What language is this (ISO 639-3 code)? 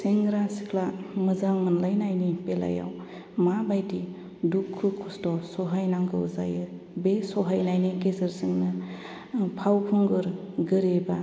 brx